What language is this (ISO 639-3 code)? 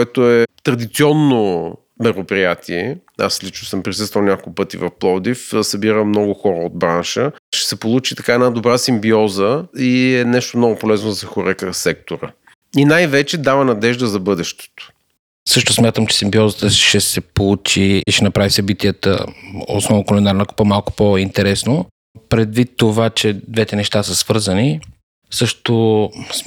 bul